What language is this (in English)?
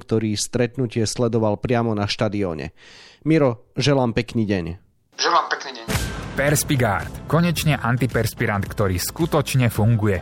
Slovak